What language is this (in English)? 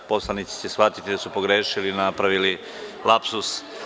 Serbian